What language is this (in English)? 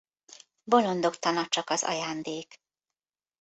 Hungarian